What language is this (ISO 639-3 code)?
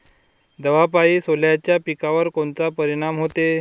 mar